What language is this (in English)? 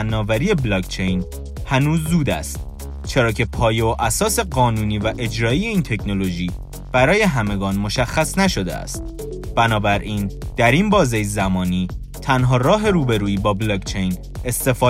Persian